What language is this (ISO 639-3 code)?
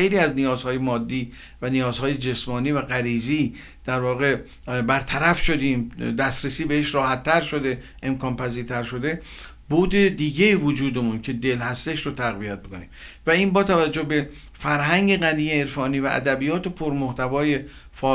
fas